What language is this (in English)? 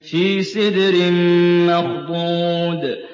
Arabic